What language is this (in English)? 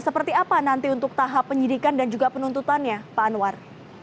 Indonesian